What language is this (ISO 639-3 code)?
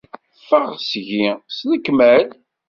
kab